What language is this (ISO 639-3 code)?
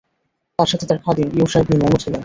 ben